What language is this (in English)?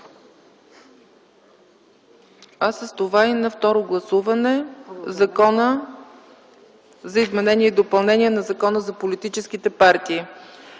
Bulgarian